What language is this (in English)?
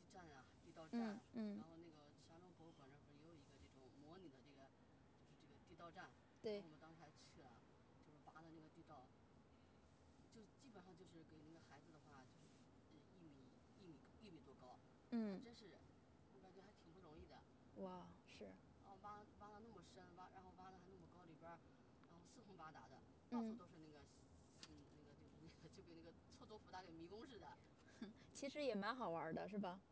Chinese